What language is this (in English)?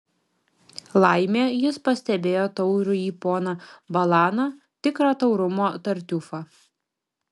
Lithuanian